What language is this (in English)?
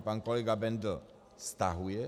Czech